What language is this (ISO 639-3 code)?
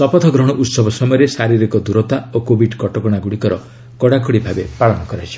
ori